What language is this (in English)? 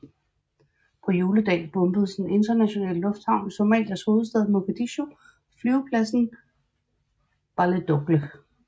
Danish